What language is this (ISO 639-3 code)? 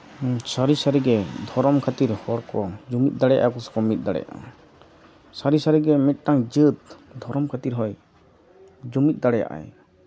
sat